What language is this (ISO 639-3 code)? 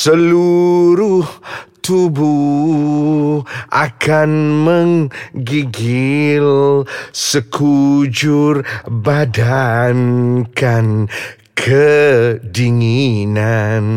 msa